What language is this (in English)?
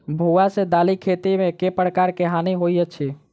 Maithili